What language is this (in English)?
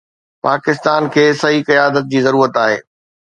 Sindhi